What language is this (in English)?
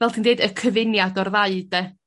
Welsh